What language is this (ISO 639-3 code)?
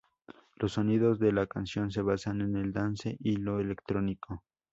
spa